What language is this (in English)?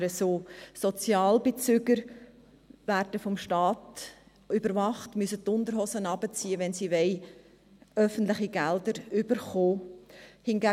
Swiss German